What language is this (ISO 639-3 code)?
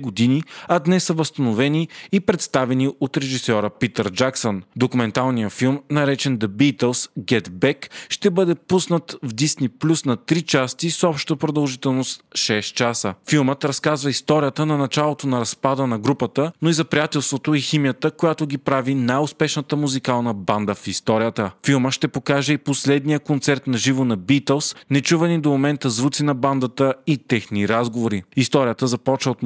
bul